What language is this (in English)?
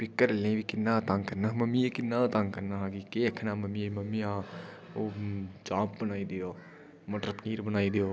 Dogri